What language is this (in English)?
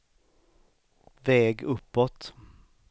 Swedish